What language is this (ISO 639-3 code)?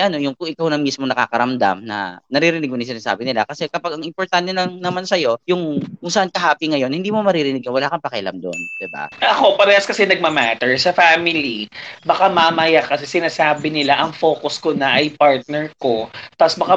fil